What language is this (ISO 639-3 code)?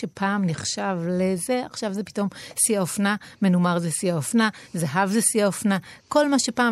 heb